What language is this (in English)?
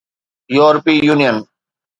Sindhi